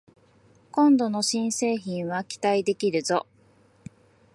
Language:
Japanese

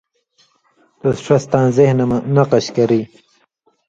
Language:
Indus Kohistani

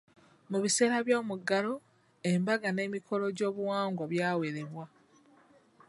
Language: Ganda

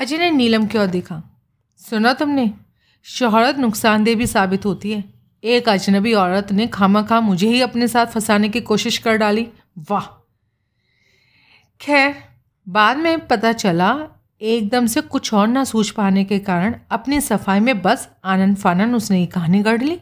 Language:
Hindi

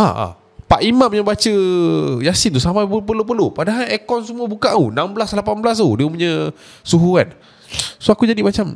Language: Malay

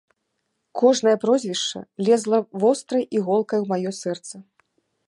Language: Belarusian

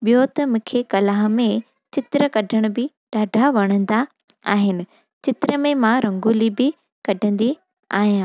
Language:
Sindhi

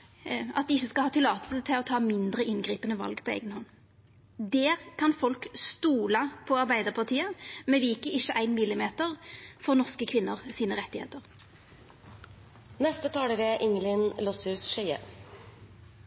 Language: Norwegian Nynorsk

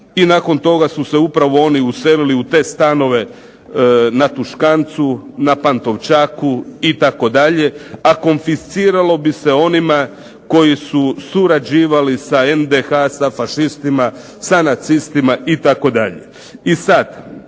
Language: Croatian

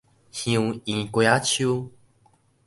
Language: Min Nan Chinese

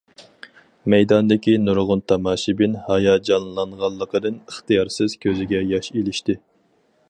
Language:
Uyghur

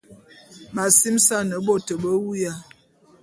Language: Bulu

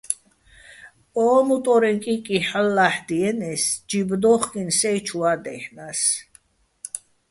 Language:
Bats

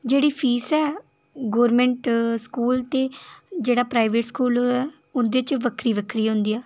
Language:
Dogri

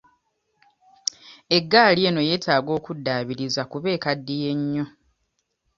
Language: Ganda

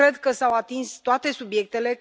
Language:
Romanian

